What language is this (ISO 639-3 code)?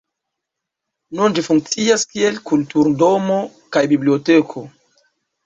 epo